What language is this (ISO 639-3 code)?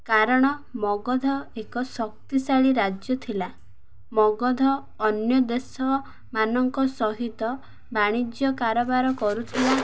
ori